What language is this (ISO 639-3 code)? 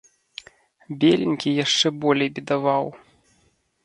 bel